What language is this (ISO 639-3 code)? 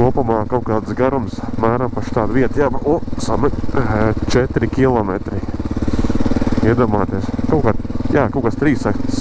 lav